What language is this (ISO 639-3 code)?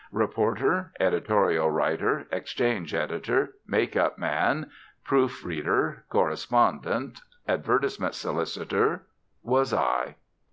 eng